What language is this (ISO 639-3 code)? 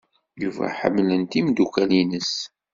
kab